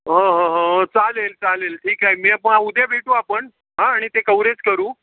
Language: Marathi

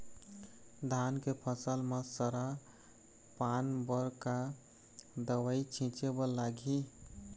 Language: Chhattisgarhi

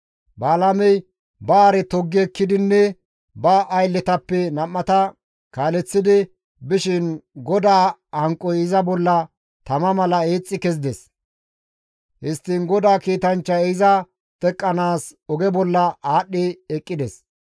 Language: Gamo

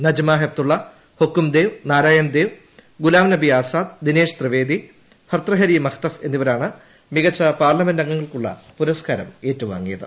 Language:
Malayalam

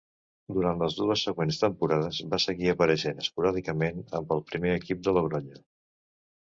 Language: Catalan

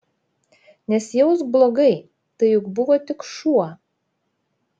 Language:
Lithuanian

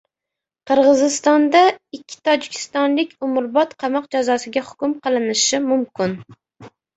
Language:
Uzbek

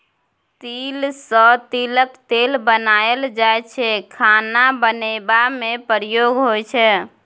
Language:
Maithili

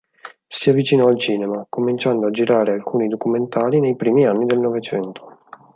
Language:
Italian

